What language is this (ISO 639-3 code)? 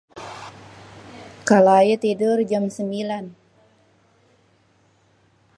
bew